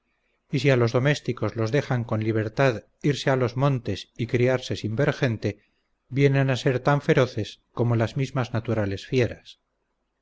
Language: Spanish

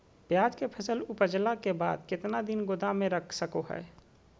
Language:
Magahi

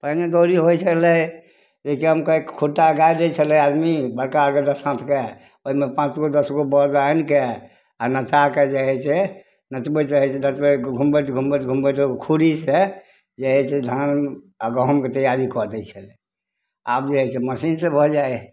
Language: Maithili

